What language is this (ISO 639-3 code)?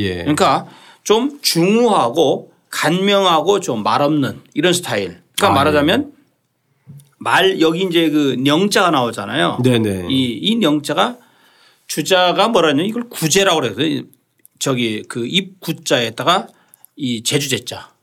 kor